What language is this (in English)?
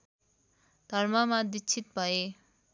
Nepali